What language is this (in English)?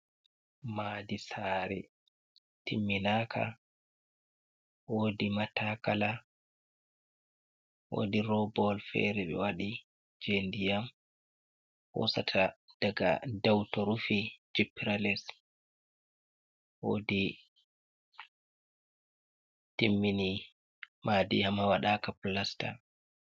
Fula